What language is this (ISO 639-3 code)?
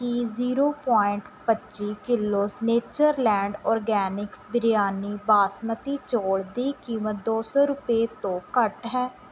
pan